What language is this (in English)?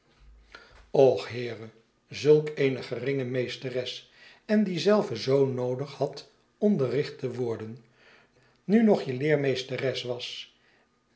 Dutch